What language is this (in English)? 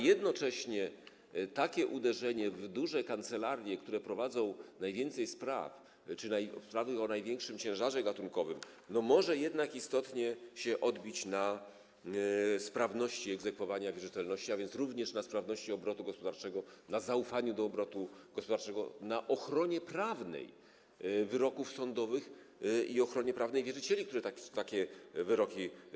Polish